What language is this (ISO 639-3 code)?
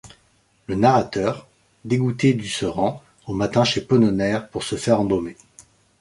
fra